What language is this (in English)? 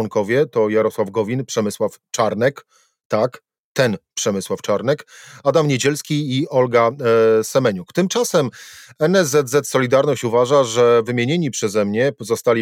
Polish